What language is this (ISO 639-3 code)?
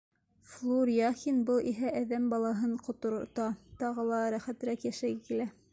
bak